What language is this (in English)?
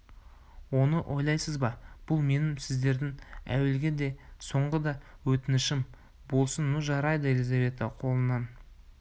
Kazakh